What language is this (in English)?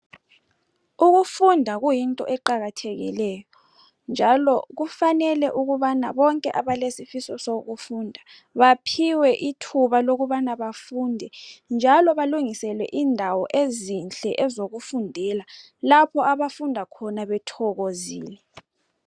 North Ndebele